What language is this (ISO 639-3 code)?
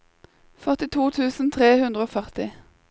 nor